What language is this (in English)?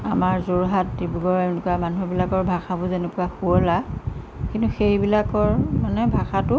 Assamese